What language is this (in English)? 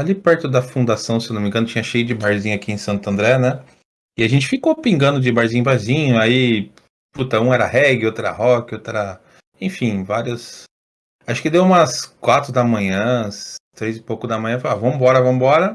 Portuguese